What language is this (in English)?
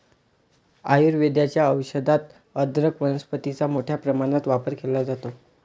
Marathi